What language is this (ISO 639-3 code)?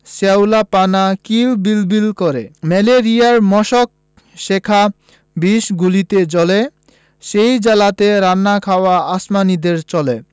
ben